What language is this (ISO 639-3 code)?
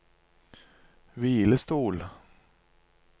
nor